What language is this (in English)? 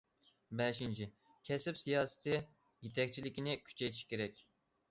Uyghur